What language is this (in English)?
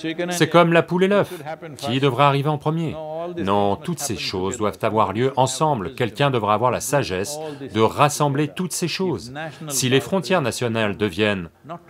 French